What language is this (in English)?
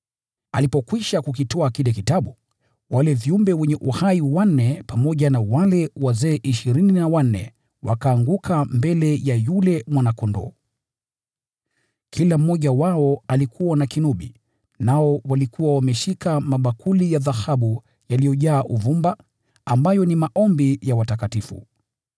Swahili